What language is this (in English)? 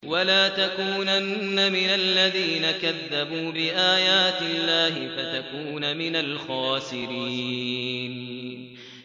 Arabic